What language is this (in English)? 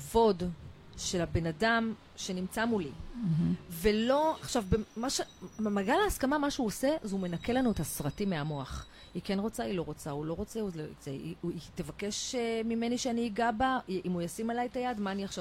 Hebrew